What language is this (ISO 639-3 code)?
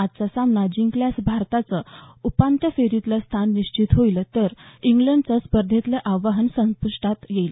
mar